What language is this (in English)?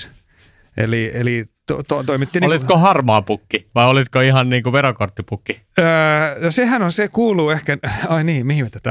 Finnish